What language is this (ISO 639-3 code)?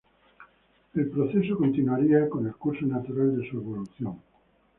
spa